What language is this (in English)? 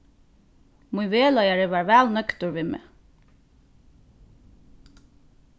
Faroese